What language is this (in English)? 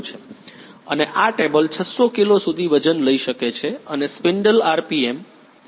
Gujarati